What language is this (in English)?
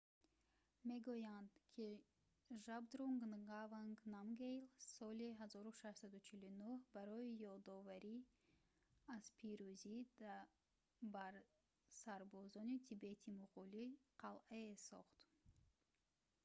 Tajik